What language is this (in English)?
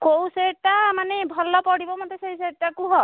Odia